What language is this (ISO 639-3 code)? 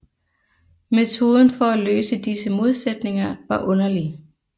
dan